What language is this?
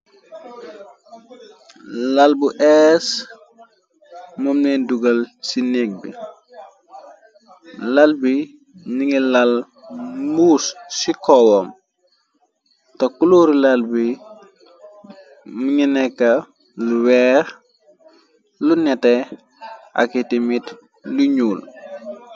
Wolof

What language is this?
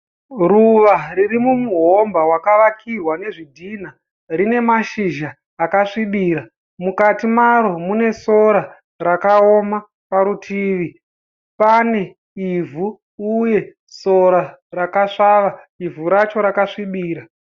Shona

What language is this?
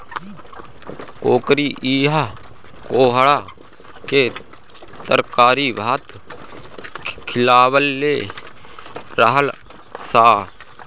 Bhojpuri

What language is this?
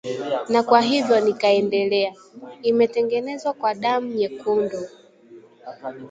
Swahili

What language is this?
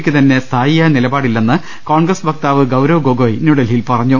Malayalam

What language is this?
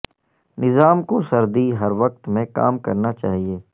Urdu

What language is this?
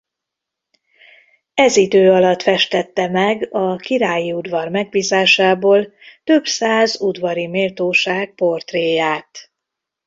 Hungarian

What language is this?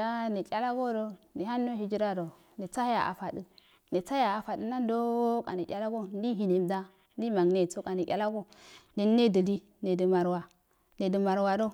Afade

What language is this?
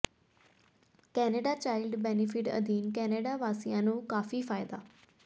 Punjabi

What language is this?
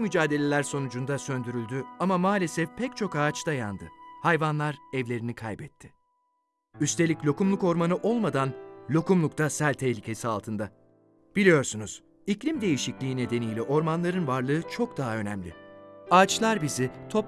Turkish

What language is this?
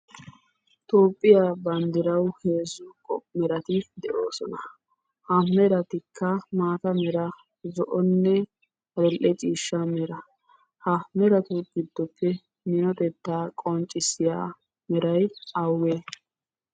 Wolaytta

